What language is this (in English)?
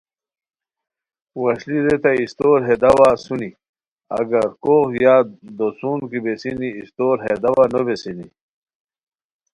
Khowar